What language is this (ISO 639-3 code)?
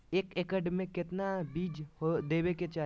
mag